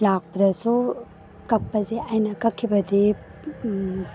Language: Manipuri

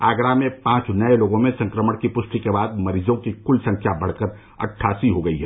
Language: Hindi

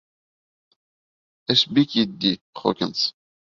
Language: Bashkir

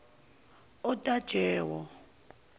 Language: Zulu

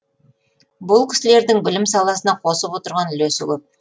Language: Kazakh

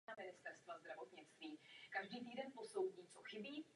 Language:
Czech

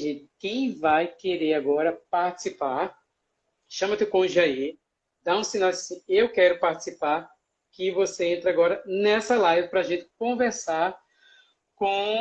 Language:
Portuguese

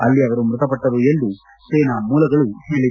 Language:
Kannada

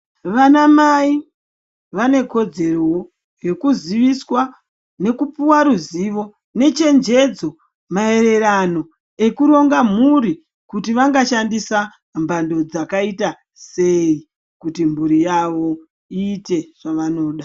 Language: Ndau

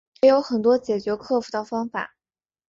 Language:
Chinese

